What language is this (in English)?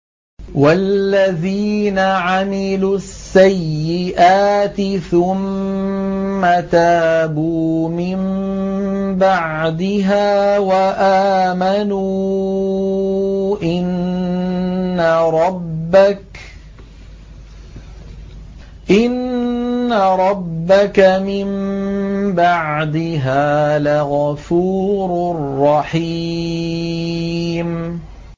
Arabic